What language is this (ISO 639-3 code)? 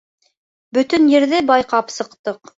bak